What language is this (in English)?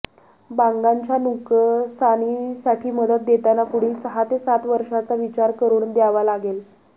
Marathi